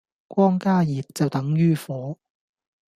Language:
Cantonese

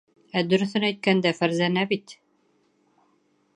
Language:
Bashkir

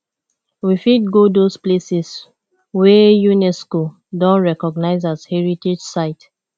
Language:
Nigerian Pidgin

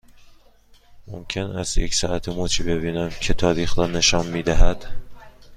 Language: Persian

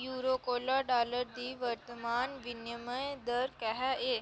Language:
Dogri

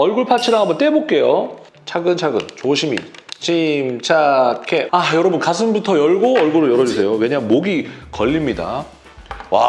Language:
Korean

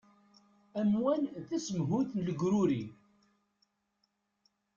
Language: Kabyle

